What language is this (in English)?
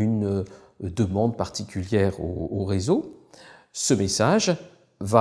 French